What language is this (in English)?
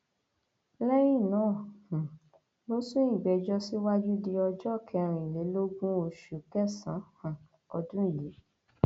Yoruba